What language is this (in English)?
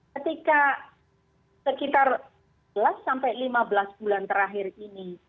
Indonesian